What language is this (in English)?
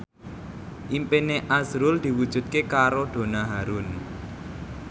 Javanese